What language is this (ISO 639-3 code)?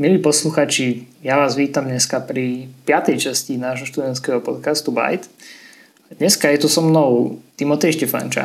slk